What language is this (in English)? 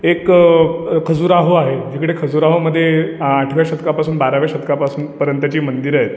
Marathi